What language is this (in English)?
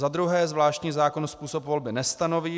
Czech